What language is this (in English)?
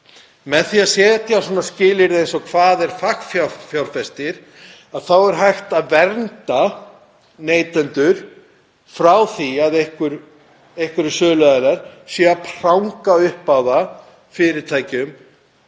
Icelandic